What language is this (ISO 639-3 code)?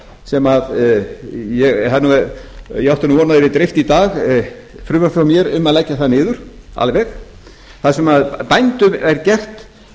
isl